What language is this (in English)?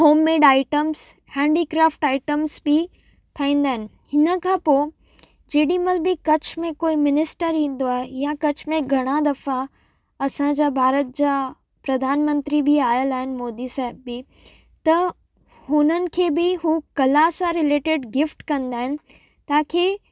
Sindhi